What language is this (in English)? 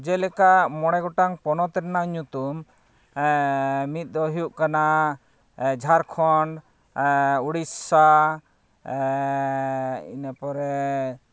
Santali